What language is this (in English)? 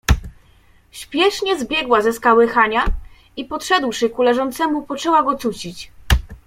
Polish